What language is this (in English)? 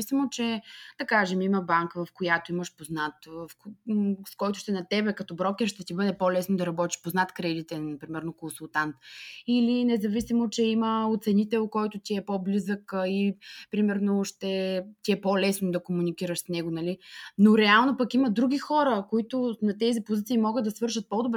Bulgarian